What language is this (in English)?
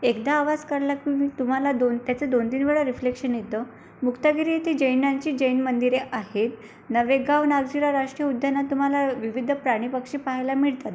Marathi